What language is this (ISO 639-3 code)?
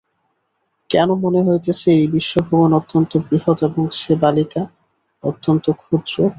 ben